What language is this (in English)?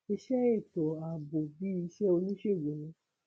Yoruba